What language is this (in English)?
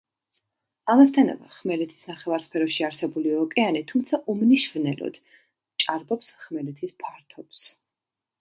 Georgian